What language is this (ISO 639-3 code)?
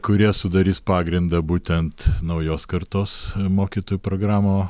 lit